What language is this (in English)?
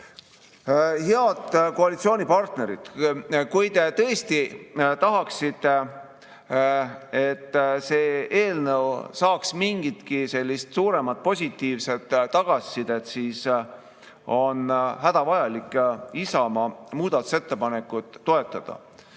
Estonian